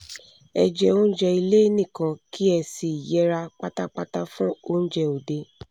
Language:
Yoruba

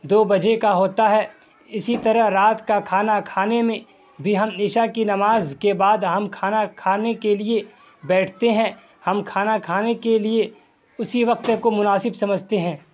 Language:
Urdu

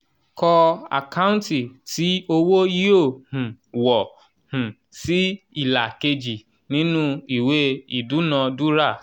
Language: Yoruba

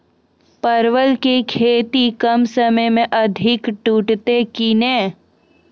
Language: Maithili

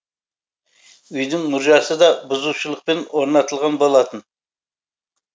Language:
Kazakh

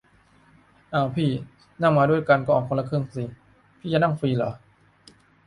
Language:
Thai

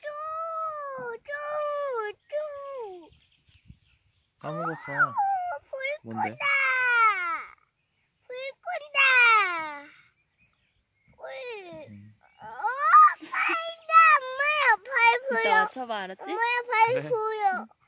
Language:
Korean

